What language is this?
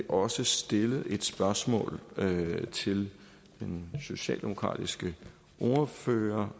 Danish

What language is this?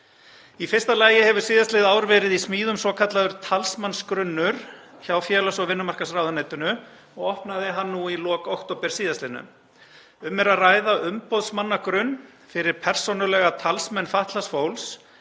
Icelandic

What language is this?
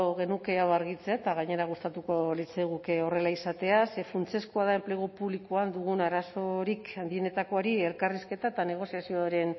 Basque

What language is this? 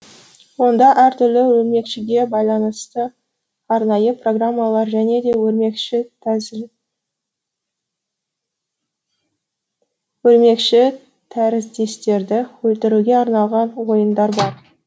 Kazakh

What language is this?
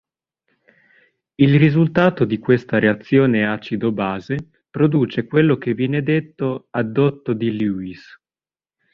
Italian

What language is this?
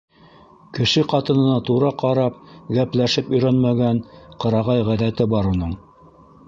Bashkir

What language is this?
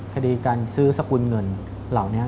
Thai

